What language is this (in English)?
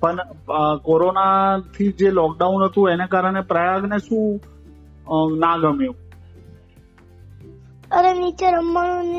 Gujarati